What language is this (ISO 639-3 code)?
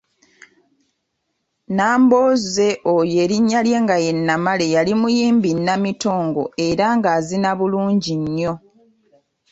lug